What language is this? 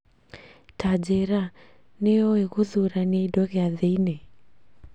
Kikuyu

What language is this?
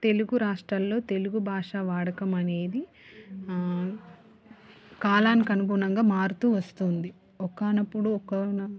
Telugu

